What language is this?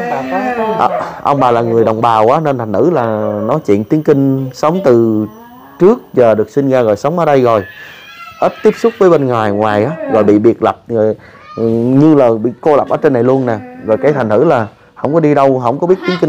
Vietnamese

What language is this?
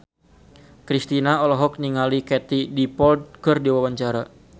Sundanese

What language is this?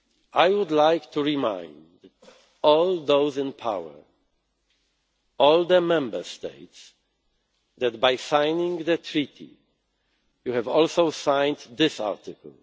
English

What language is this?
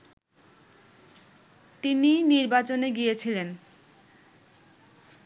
Bangla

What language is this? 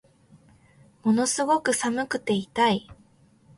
Japanese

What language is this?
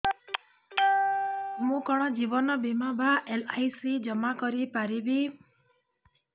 Odia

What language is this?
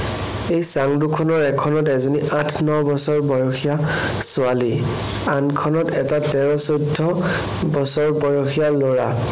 Assamese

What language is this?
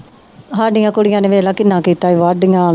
Punjabi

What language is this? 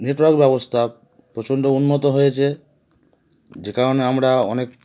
Bangla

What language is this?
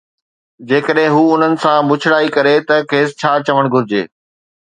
Sindhi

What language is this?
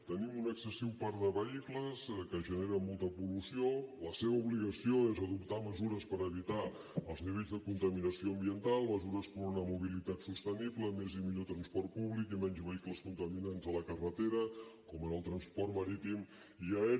Catalan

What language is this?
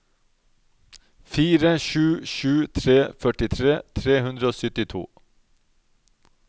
Norwegian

